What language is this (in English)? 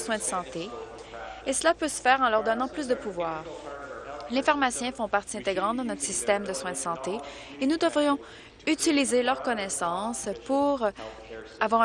French